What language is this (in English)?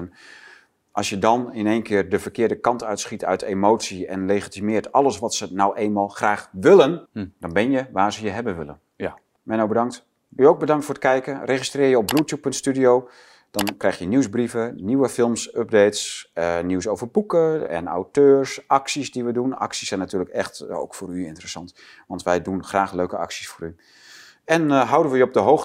Dutch